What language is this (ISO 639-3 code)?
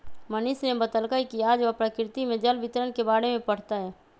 mag